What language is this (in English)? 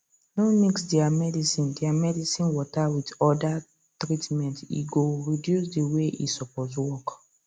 Nigerian Pidgin